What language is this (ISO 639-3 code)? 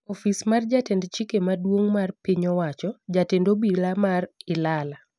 luo